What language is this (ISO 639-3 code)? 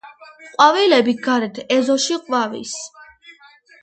kat